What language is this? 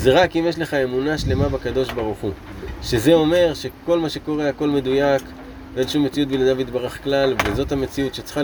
Hebrew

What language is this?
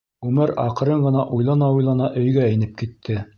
Bashkir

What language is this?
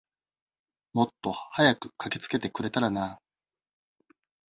Japanese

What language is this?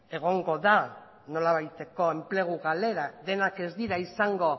Basque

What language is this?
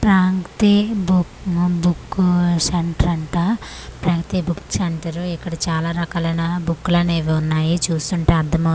Telugu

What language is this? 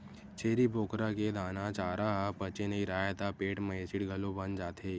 Chhattisgarhi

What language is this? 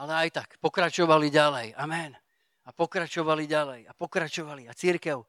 Slovak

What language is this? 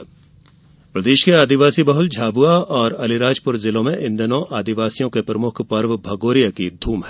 Hindi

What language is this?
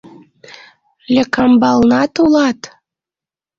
Mari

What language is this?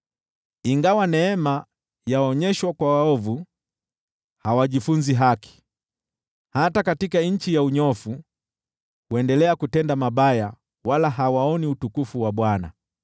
Swahili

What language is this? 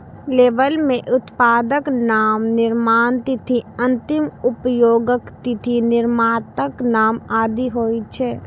Maithili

